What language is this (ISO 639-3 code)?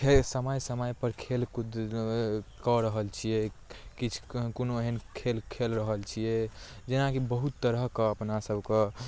mai